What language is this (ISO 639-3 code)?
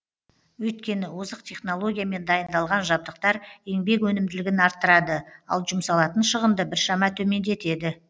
kaz